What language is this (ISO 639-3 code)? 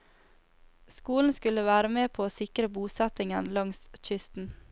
nor